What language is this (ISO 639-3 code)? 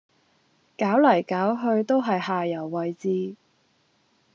yue